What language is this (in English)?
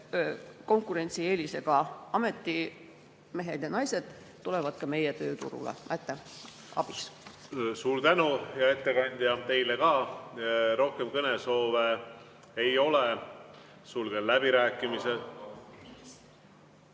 Estonian